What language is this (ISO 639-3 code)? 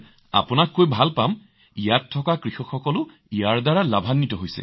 asm